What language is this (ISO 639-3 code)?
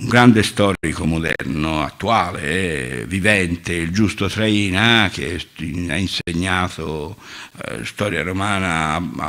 ita